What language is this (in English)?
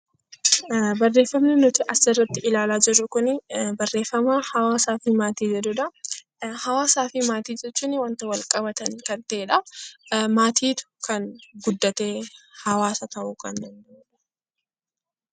Oromo